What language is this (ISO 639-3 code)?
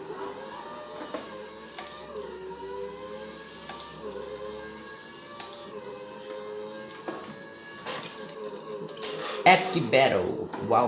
por